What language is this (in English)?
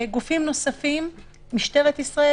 Hebrew